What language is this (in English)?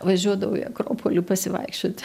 Lithuanian